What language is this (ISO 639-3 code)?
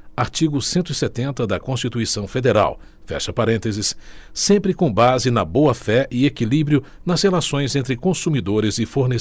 por